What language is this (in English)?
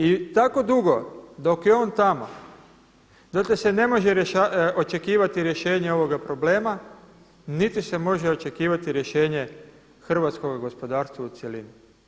Croatian